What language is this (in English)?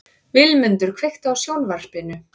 Icelandic